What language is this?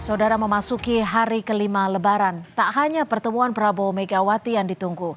Indonesian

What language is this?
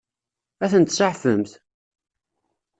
Kabyle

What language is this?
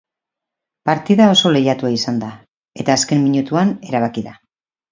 Basque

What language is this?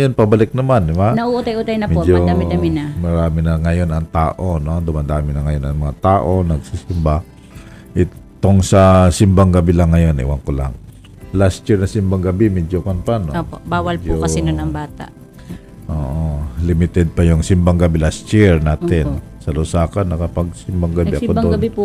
Filipino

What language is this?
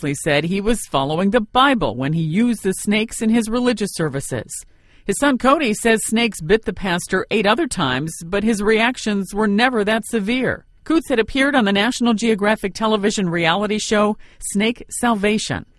English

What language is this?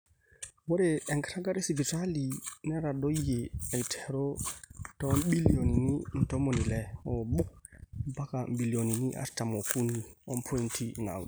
Masai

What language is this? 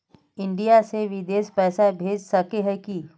Magahi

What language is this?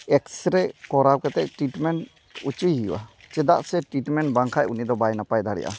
Santali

